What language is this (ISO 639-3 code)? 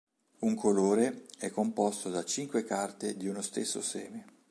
ita